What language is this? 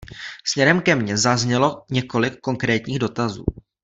Czech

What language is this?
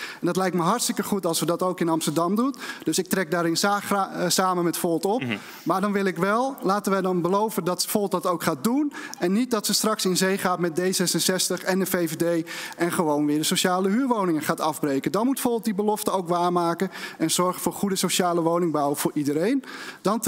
Dutch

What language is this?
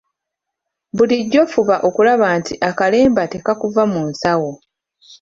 Ganda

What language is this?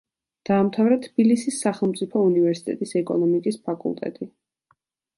Georgian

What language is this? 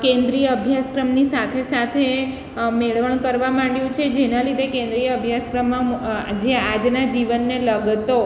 Gujarati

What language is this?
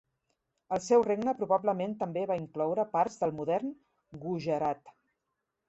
Catalan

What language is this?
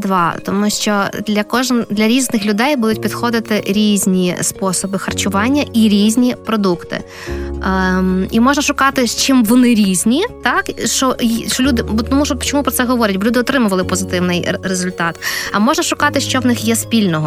Ukrainian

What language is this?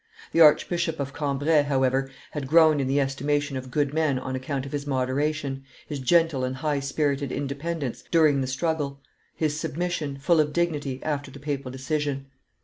English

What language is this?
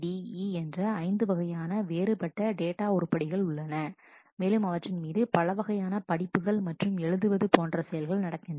Tamil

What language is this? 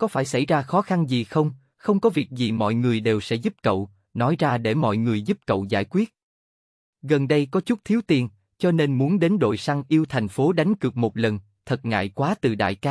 Vietnamese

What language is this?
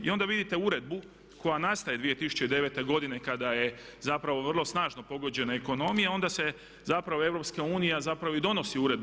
Croatian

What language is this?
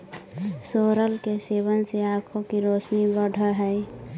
Magahi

